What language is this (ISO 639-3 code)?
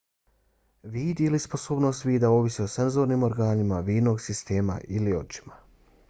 bos